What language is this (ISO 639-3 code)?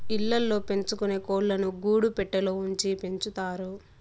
tel